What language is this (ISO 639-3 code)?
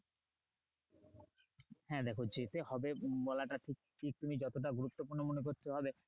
ben